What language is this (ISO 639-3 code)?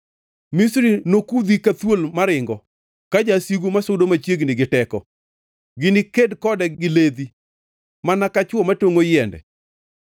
luo